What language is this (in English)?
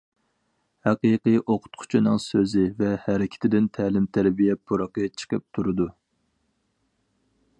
Uyghur